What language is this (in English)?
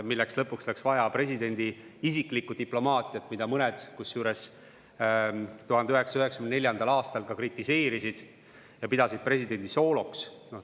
Estonian